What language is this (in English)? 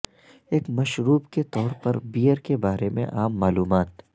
Urdu